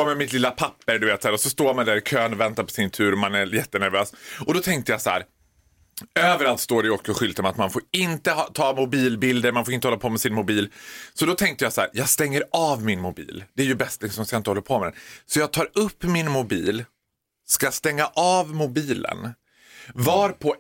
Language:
Swedish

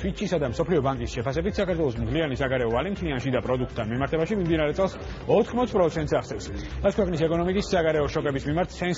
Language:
Greek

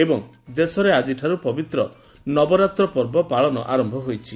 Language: Odia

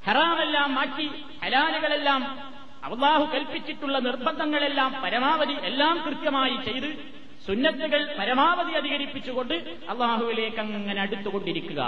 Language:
Malayalam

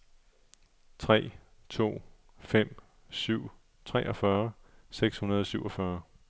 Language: Danish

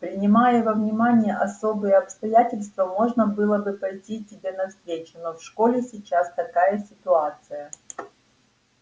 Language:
Russian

